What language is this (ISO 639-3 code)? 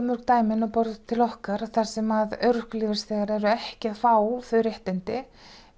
isl